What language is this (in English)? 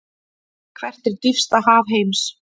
Icelandic